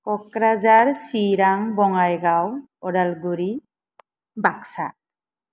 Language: Bodo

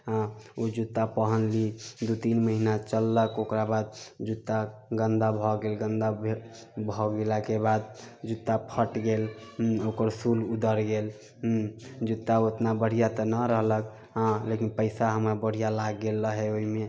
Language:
Maithili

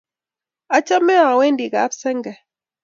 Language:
Kalenjin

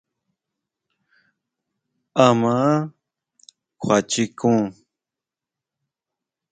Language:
Huautla Mazatec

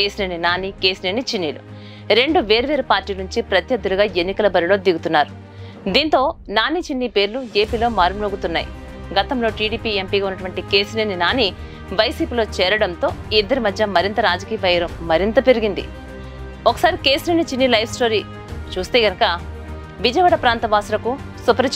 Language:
Telugu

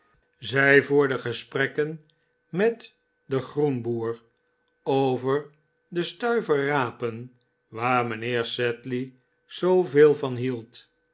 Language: Dutch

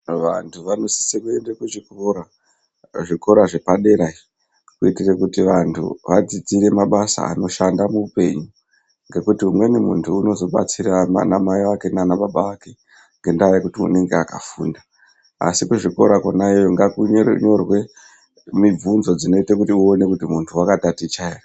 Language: Ndau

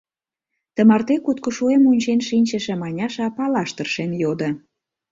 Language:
Mari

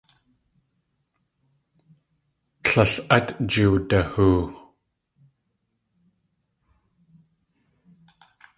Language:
Tlingit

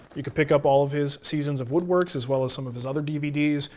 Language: English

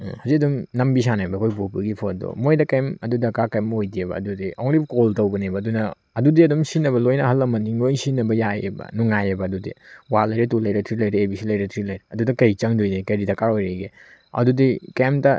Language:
Manipuri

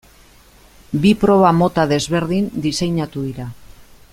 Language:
Basque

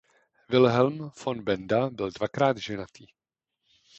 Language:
Czech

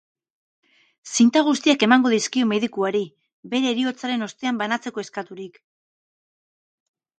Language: Basque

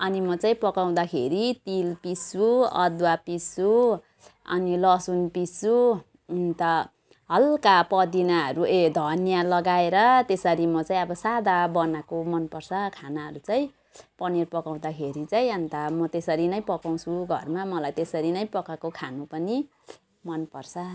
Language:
Nepali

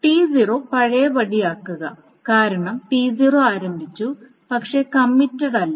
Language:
Malayalam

